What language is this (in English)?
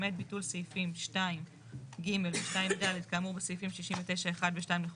Hebrew